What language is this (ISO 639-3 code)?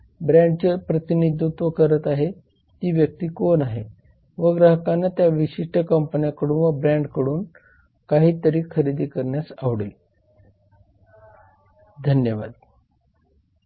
mar